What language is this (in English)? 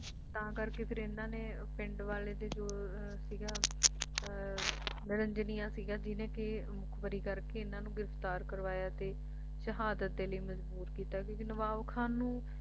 Punjabi